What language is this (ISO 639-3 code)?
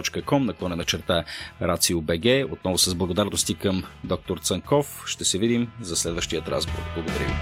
bul